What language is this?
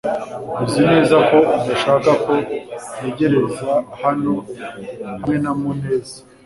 Kinyarwanda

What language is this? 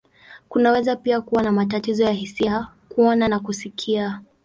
Swahili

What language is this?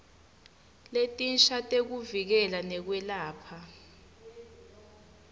Swati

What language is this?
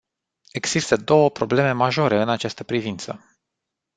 Romanian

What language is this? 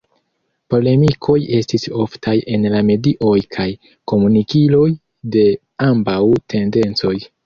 Esperanto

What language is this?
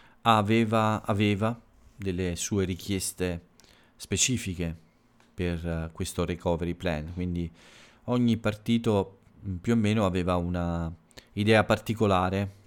Italian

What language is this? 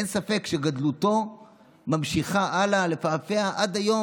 Hebrew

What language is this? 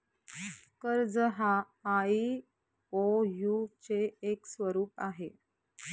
Marathi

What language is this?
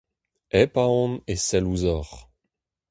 Breton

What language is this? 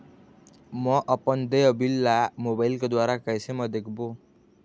Chhattisgarhi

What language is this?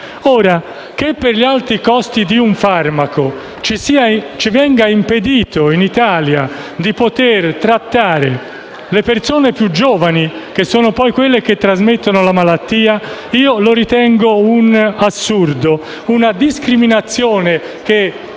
Italian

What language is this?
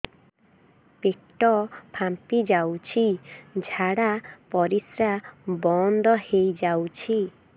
Odia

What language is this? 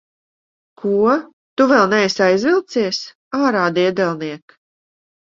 Latvian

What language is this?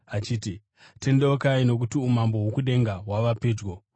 Shona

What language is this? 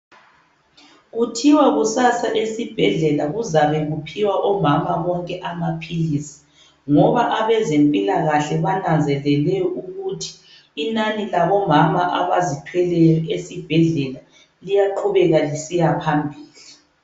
North Ndebele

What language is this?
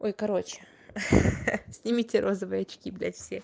Russian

